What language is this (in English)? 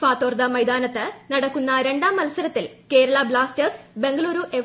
Malayalam